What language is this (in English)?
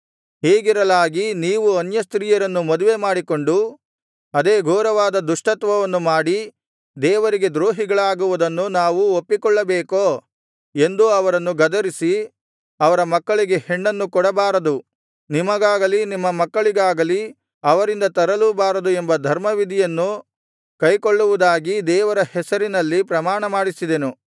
Kannada